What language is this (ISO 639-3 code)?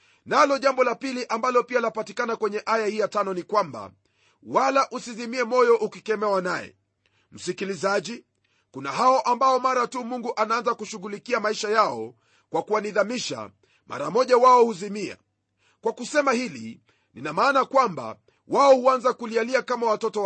swa